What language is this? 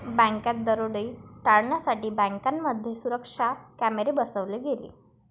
Marathi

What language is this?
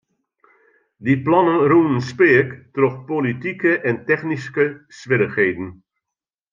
Western Frisian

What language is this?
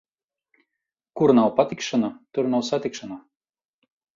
Latvian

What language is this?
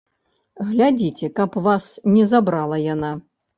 Belarusian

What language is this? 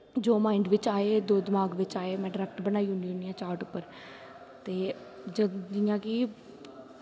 Dogri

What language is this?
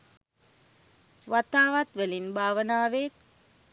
Sinhala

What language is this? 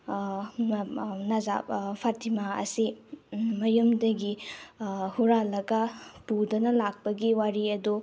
Manipuri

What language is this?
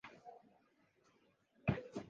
Swahili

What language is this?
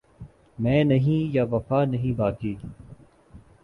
Urdu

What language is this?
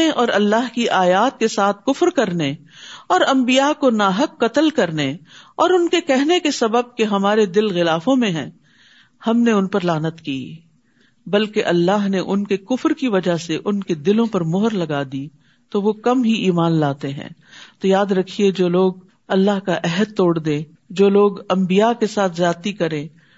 Urdu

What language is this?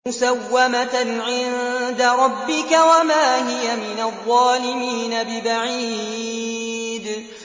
Arabic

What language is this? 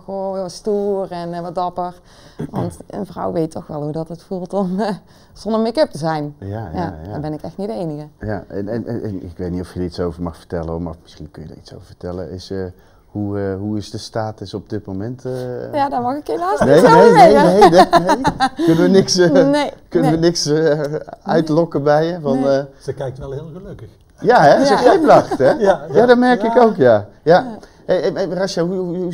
Dutch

